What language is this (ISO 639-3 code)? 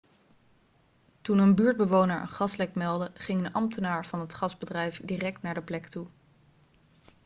nld